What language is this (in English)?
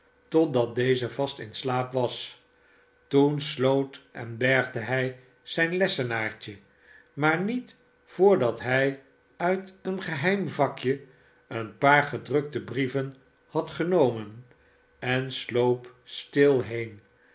Dutch